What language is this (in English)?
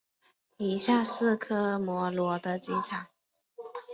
Chinese